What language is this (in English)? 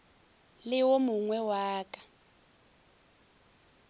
Northern Sotho